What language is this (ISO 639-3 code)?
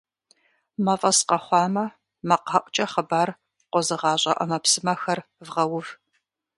kbd